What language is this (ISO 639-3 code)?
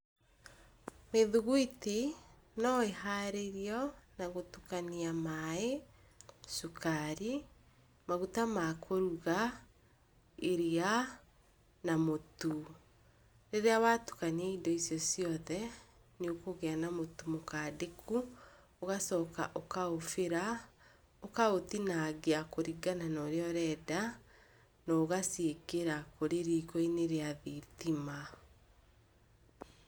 kik